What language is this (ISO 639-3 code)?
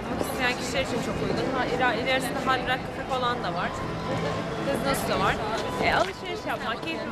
tur